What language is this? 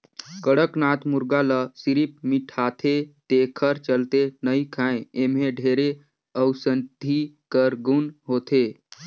Chhattisgarhi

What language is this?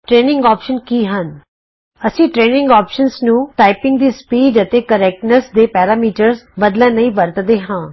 Punjabi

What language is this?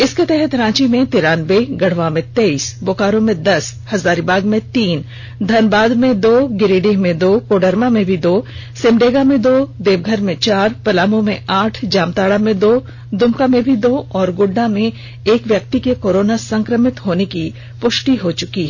Hindi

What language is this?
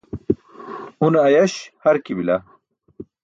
Burushaski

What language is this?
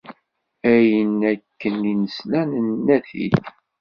Kabyle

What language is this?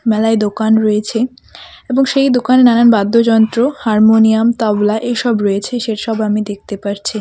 Bangla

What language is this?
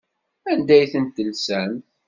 Kabyle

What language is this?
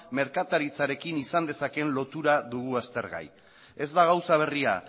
Basque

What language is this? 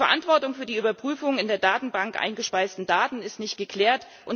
German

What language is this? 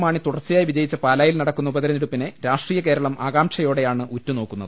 Malayalam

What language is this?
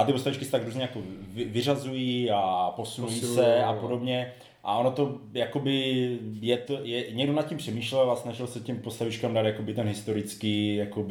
Czech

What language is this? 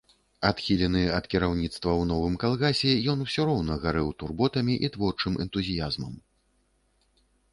Belarusian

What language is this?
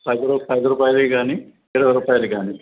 Telugu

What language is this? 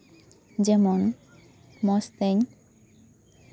Santali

